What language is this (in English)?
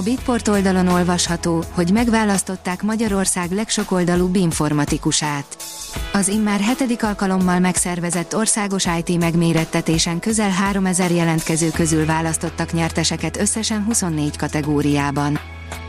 Hungarian